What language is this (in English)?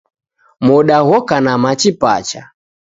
Taita